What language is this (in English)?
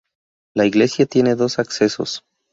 Spanish